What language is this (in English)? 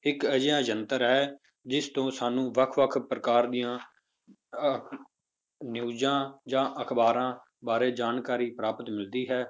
Punjabi